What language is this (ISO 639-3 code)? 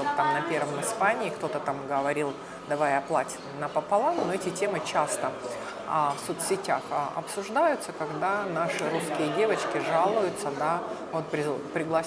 rus